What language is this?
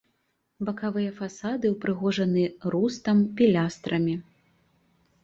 Belarusian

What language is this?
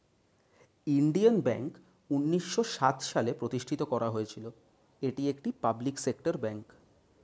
Bangla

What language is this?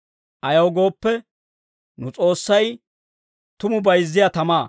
Dawro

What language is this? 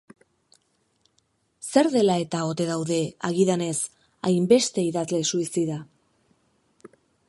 Basque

